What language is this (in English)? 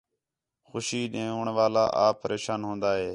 Khetrani